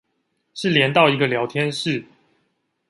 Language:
Chinese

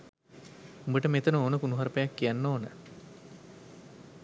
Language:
Sinhala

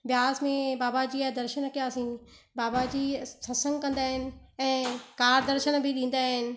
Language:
Sindhi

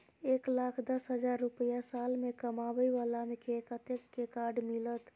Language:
Maithili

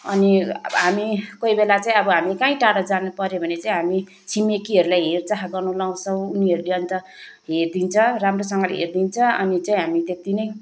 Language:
Nepali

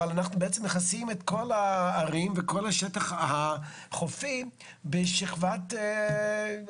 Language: Hebrew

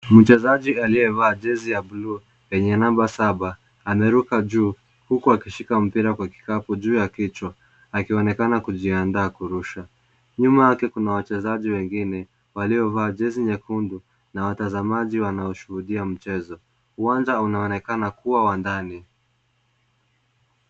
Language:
Swahili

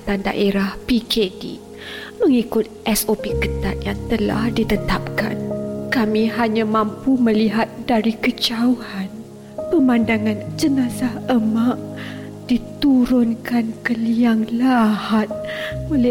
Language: Malay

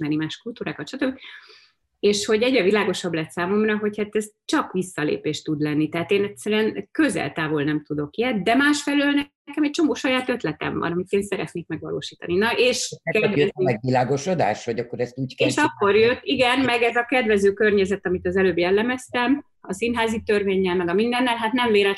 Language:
Hungarian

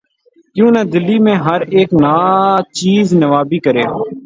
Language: Urdu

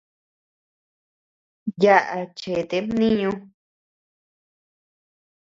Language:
Tepeuxila Cuicatec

